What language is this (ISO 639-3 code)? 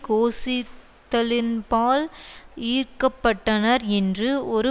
tam